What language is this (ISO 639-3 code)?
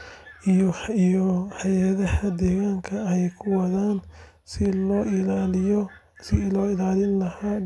som